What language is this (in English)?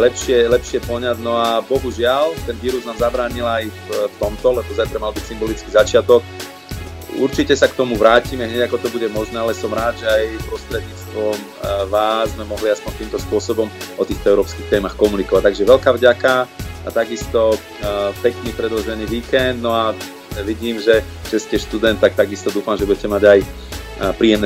Slovak